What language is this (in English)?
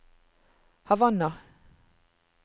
Norwegian